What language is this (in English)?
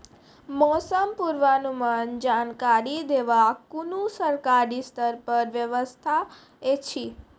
Maithili